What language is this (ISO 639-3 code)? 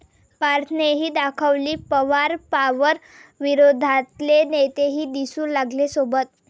mar